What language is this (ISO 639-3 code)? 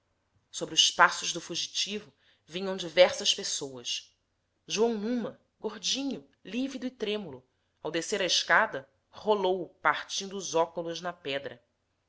por